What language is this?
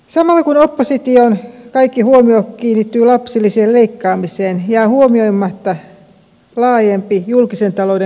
Finnish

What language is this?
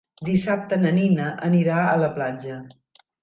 Catalan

